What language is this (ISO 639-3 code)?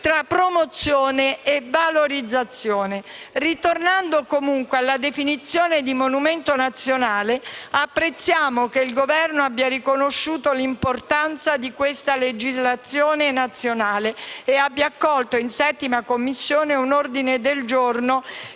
ita